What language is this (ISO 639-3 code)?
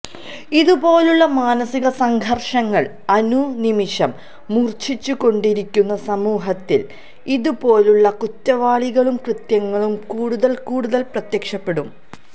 mal